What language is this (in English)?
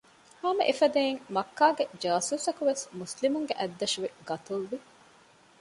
Divehi